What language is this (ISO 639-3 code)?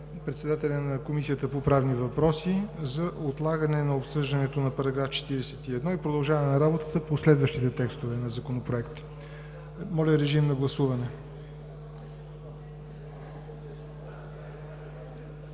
bul